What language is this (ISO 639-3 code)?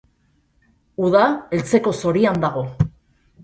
eus